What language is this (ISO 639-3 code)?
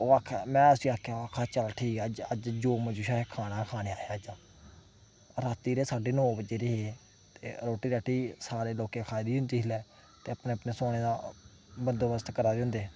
doi